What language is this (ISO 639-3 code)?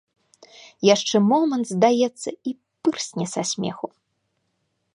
bel